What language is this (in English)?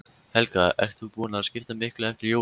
Icelandic